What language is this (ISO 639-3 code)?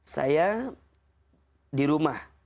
ind